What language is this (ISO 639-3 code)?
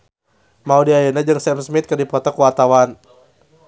sun